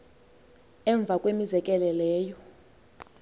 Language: Xhosa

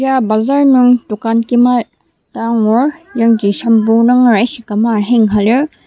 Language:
Ao Naga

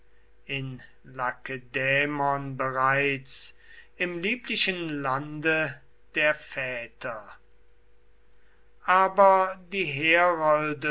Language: German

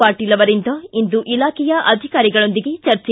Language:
Kannada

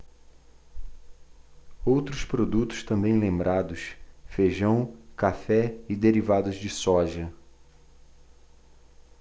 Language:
Portuguese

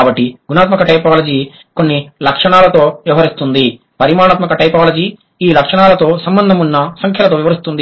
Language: Telugu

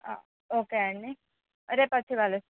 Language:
Telugu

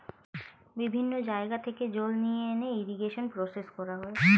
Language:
Bangla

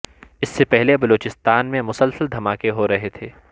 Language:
Urdu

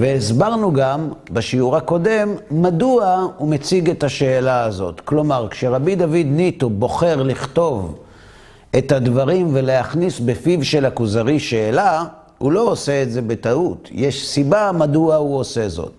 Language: Hebrew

